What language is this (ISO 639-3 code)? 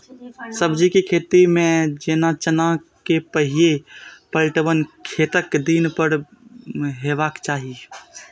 mai